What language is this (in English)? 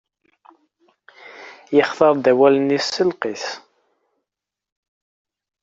Kabyle